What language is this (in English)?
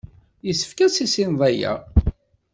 Kabyle